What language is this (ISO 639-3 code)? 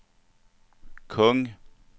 swe